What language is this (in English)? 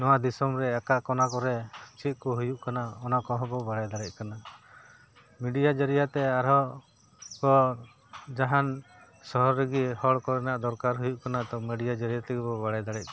Santali